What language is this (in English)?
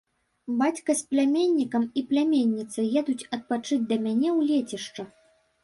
Belarusian